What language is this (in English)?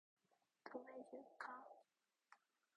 Korean